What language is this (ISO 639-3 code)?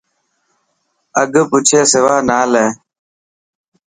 mki